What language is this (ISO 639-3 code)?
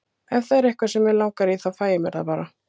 isl